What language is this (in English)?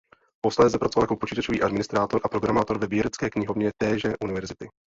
Czech